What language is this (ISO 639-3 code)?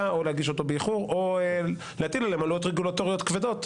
heb